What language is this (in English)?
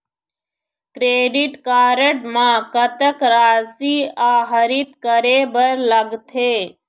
Chhattisgarhi